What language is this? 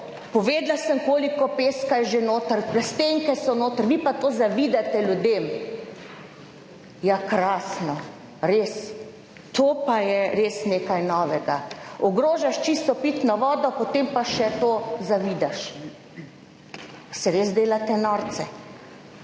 Slovenian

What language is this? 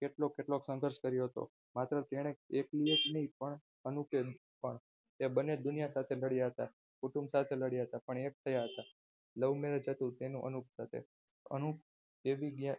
Gujarati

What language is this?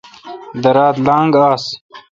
Kalkoti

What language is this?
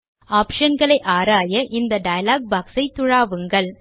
Tamil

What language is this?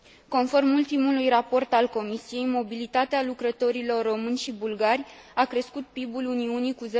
Romanian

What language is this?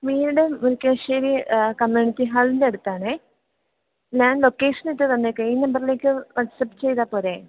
Malayalam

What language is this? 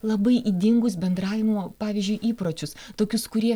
Lithuanian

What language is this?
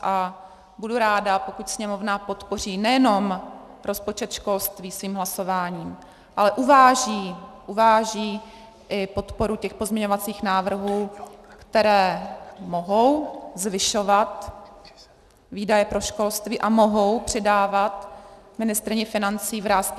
Czech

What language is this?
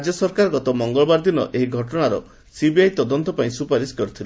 Odia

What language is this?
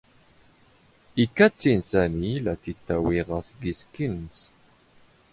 Standard Moroccan Tamazight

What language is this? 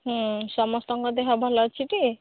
Odia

